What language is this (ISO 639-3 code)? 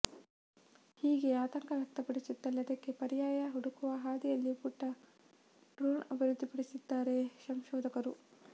kan